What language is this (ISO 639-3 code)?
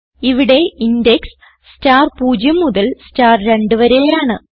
mal